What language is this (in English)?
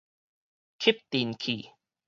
Min Nan Chinese